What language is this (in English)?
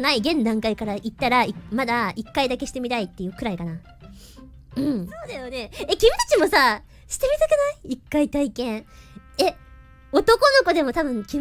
Japanese